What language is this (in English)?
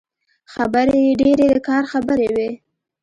Pashto